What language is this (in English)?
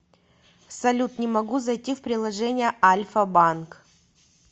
Russian